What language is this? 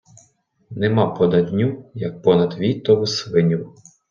Ukrainian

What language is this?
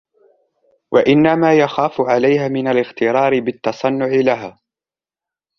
Arabic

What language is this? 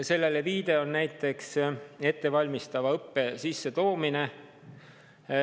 Estonian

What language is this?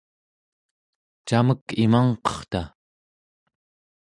Central Yupik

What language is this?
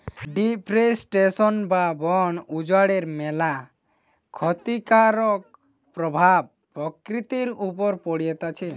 Bangla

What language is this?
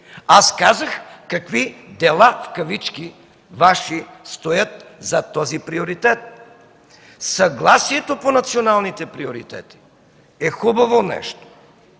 Bulgarian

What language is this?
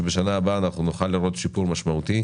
Hebrew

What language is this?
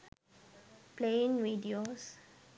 Sinhala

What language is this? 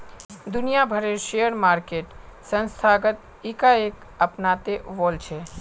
Magahi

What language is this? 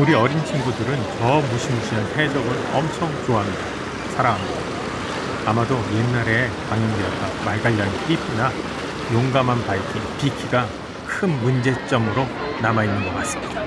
Korean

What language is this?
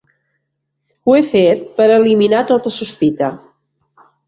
Catalan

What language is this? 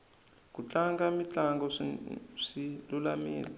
Tsonga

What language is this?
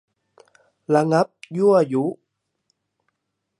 Thai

